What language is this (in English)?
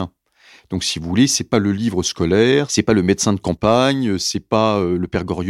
French